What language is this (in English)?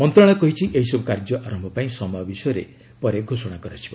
Odia